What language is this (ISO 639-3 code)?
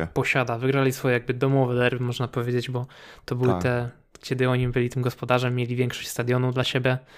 pol